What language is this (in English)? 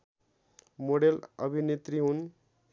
Nepali